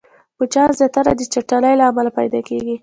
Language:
Pashto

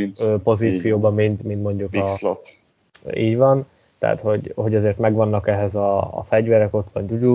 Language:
Hungarian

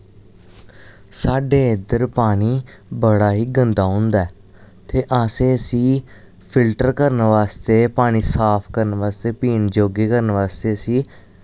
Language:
Dogri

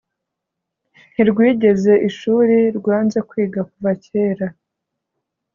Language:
Kinyarwanda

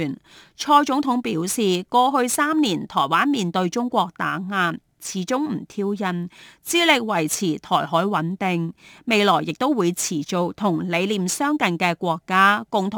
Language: Chinese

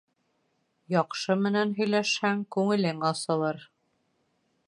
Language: Bashkir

